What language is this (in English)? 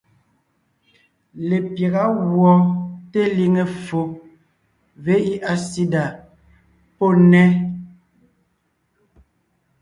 Ngiemboon